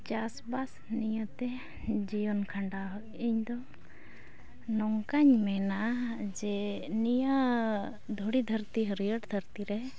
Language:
Santali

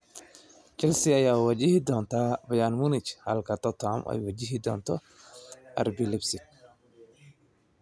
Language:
Somali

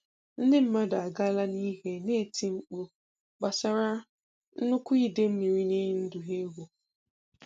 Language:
Igbo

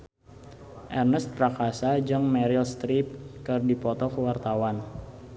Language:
Sundanese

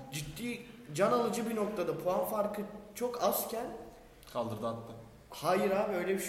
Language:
Turkish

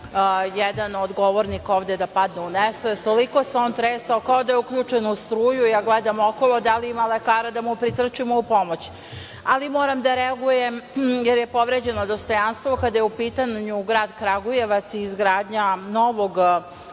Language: Serbian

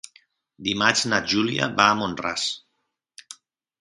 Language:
Catalan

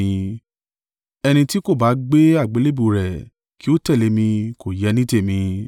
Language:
Yoruba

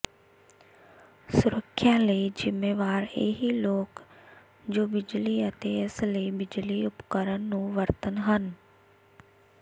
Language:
Punjabi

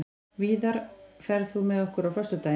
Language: Icelandic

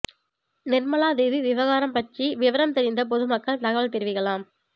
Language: Tamil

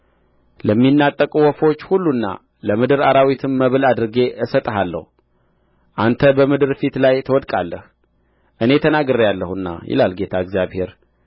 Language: Amharic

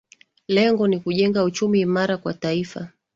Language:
Swahili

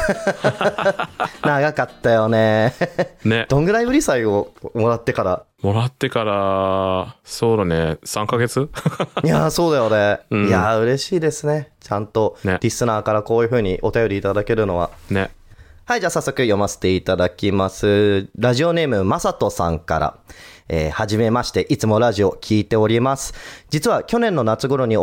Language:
Japanese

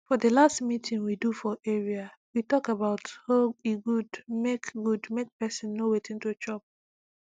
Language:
Nigerian Pidgin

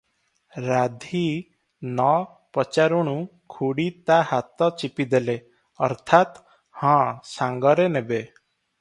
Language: Odia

